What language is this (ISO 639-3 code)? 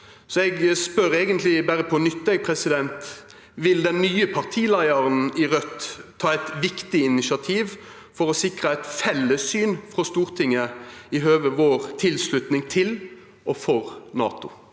nor